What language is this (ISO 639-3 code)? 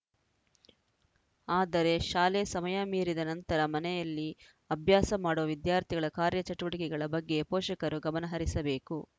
kan